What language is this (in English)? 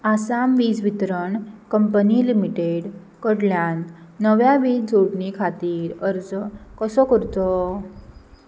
Konkani